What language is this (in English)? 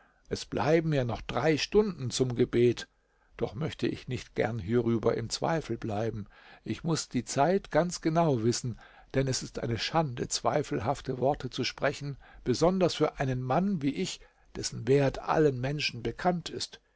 German